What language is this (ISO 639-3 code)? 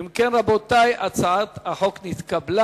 heb